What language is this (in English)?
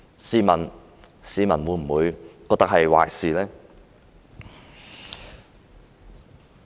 Cantonese